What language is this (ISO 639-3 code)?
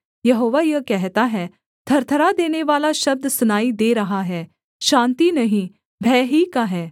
hin